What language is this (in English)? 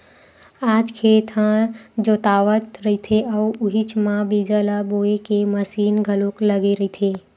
Chhattisgarhi